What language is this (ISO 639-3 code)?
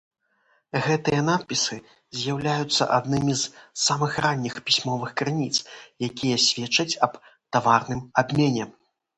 bel